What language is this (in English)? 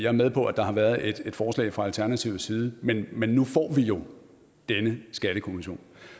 Danish